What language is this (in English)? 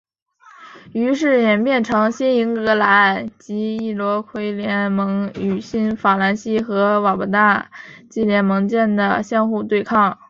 Chinese